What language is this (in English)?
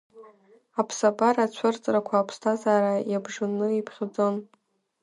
Abkhazian